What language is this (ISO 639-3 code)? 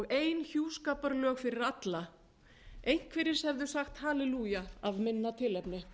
isl